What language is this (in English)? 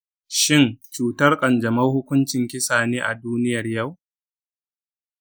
Hausa